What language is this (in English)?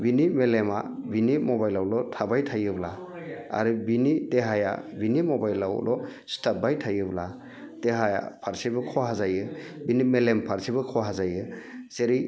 Bodo